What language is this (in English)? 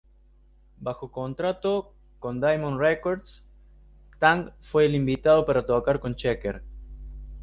Spanish